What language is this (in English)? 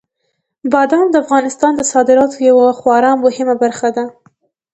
Pashto